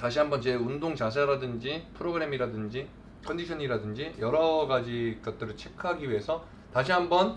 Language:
Korean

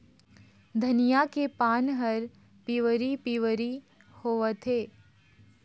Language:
Chhattisgarhi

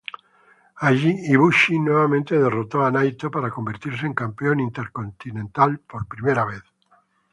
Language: Spanish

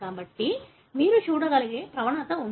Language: Telugu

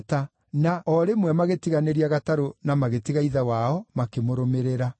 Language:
Kikuyu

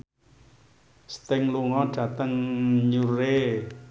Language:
Javanese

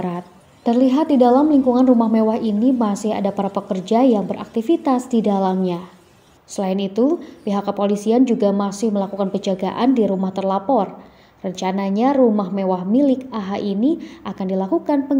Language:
Indonesian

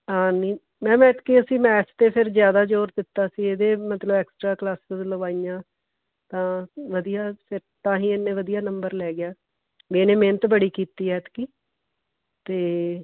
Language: Punjabi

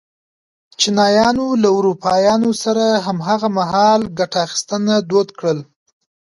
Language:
Pashto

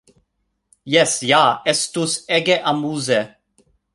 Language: Esperanto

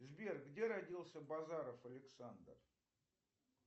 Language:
Russian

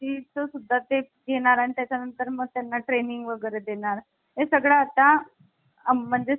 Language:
Marathi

